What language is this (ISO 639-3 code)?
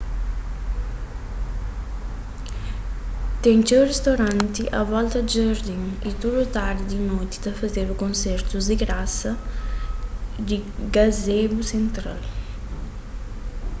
kea